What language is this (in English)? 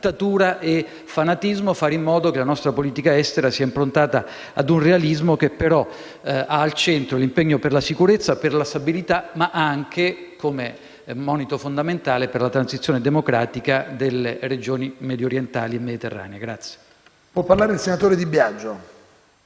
Italian